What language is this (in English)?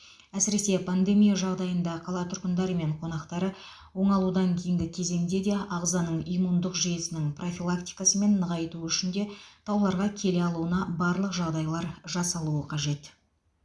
Kazakh